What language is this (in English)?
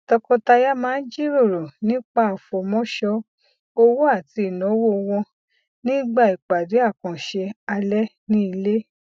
Yoruba